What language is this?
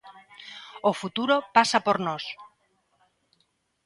Galician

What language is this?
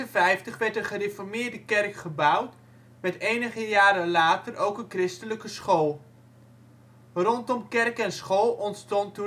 Dutch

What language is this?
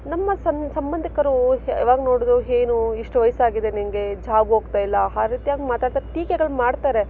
Kannada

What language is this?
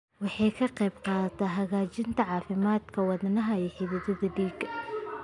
Somali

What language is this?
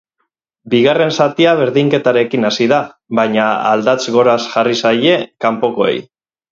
Basque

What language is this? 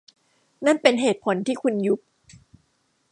Thai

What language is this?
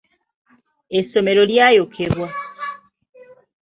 Ganda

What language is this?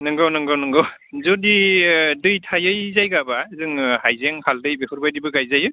Bodo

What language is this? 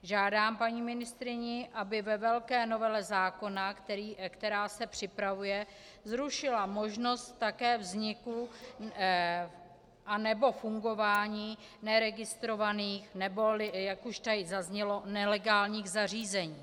Czech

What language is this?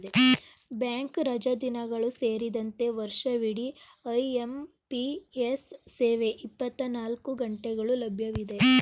Kannada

